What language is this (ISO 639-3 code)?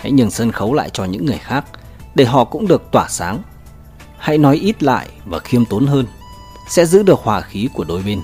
vie